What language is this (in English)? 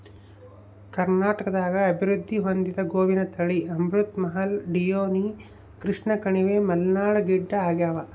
Kannada